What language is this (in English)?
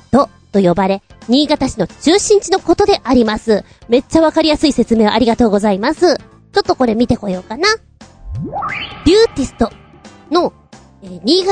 Japanese